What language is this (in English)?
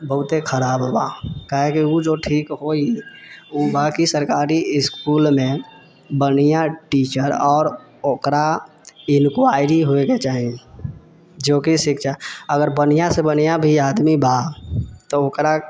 Maithili